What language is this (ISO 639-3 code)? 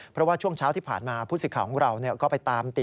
tha